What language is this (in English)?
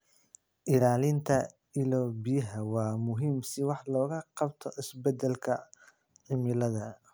Somali